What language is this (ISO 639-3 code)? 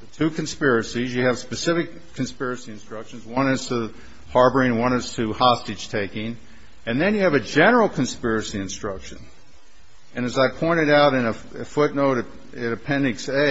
eng